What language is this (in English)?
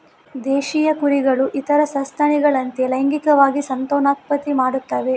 Kannada